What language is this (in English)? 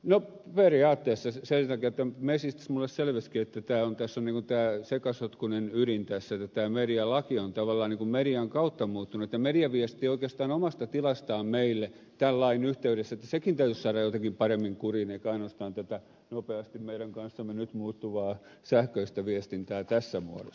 Finnish